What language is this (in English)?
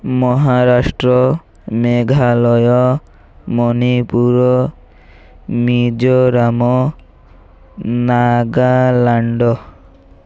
Odia